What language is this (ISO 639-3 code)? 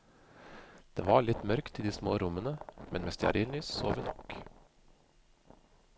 nor